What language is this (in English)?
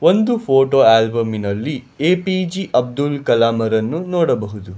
Kannada